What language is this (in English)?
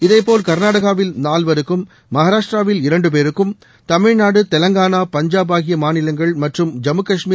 Tamil